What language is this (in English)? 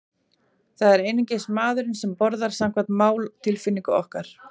Icelandic